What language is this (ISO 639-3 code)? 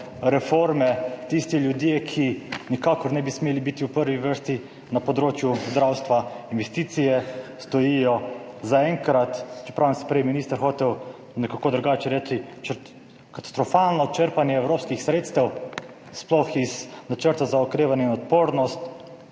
slv